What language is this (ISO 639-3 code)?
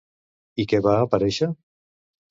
cat